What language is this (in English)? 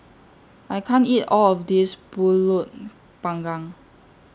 English